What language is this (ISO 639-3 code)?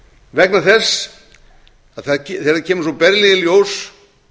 isl